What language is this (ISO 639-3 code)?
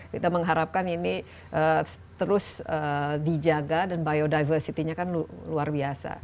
ind